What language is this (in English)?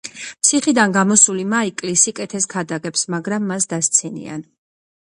Georgian